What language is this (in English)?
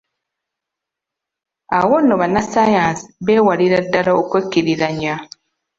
Ganda